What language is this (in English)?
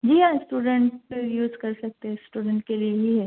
Urdu